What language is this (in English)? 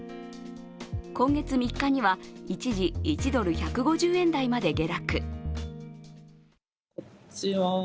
Japanese